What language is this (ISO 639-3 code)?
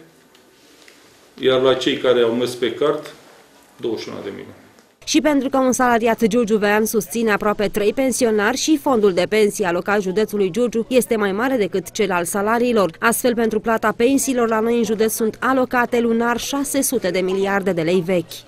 ron